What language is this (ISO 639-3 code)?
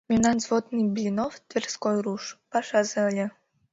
chm